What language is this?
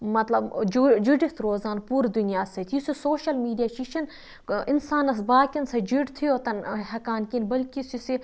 Kashmiri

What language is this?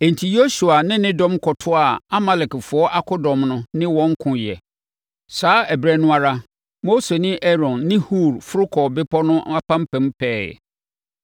Akan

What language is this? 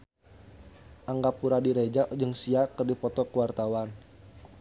Sundanese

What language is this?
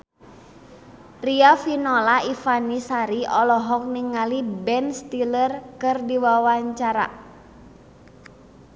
Sundanese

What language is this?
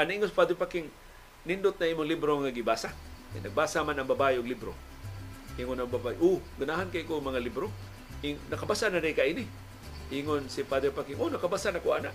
Filipino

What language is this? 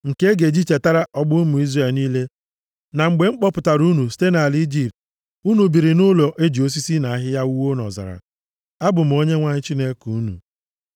Igbo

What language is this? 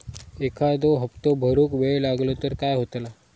Marathi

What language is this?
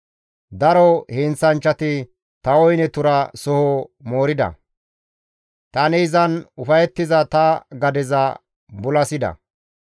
Gamo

